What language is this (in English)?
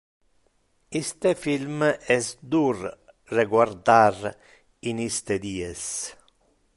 Interlingua